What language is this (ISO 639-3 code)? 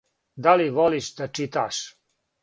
srp